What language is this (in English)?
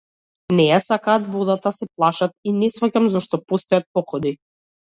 Macedonian